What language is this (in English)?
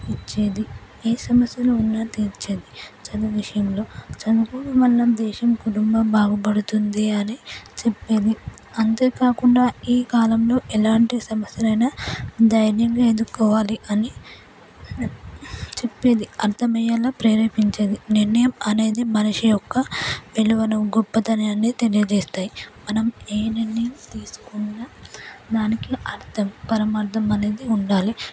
Telugu